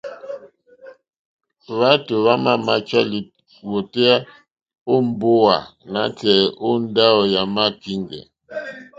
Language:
Mokpwe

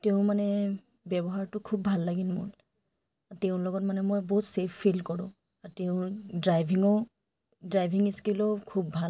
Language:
Assamese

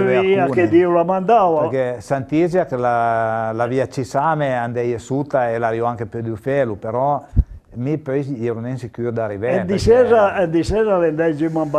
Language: Italian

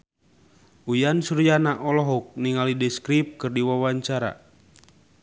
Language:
Sundanese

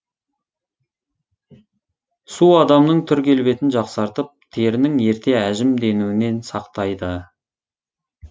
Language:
Kazakh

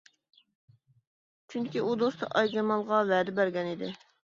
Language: Uyghur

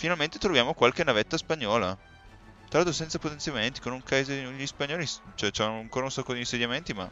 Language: Italian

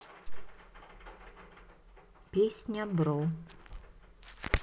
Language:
Russian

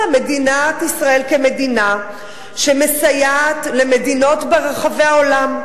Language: Hebrew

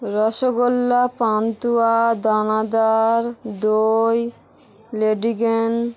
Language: Bangla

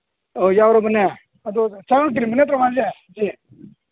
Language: Manipuri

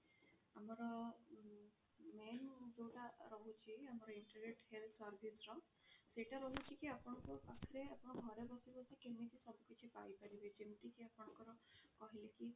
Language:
Odia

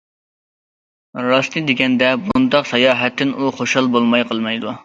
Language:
Uyghur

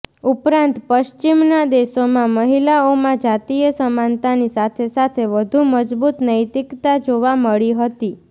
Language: Gujarati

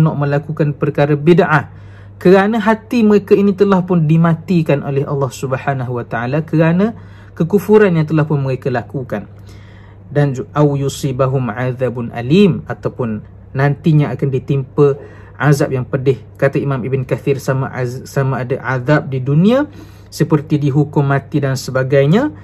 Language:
Malay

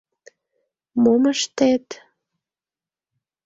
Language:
Mari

